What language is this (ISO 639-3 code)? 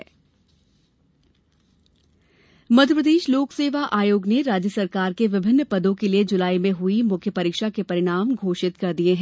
hin